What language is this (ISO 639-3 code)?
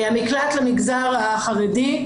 heb